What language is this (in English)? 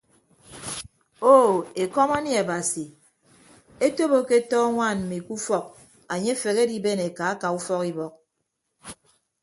Ibibio